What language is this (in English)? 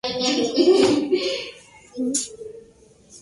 Spanish